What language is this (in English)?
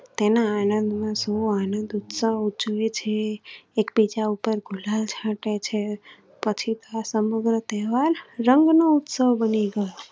Gujarati